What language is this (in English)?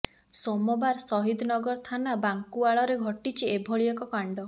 Odia